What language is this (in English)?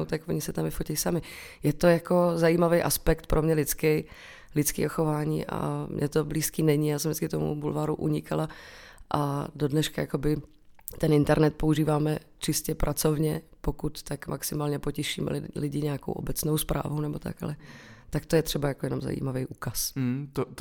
Czech